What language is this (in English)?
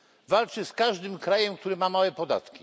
Polish